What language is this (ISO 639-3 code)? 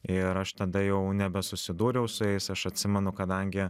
lit